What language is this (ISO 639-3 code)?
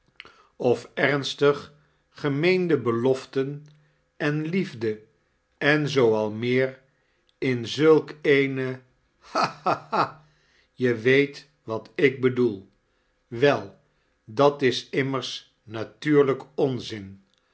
nld